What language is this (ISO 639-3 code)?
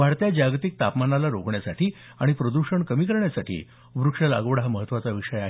mar